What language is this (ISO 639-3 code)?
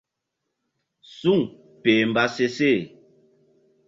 mdd